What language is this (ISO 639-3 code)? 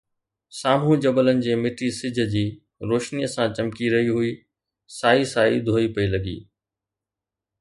snd